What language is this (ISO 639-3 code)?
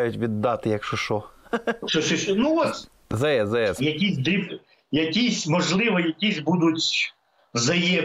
ukr